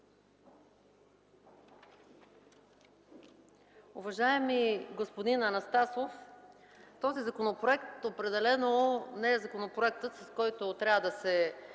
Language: Bulgarian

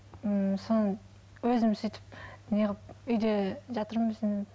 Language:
Kazakh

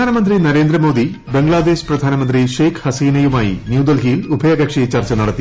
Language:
Malayalam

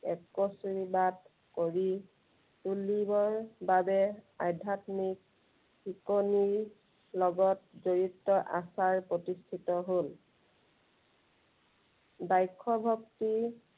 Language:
Assamese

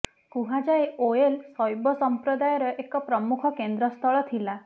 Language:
Odia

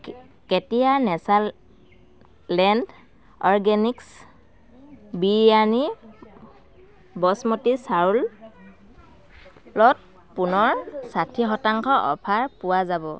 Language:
Assamese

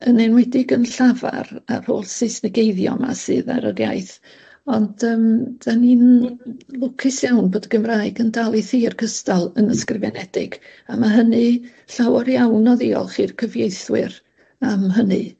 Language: Welsh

